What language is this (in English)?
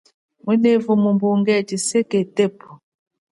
Chokwe